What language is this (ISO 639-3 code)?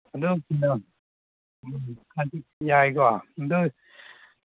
mni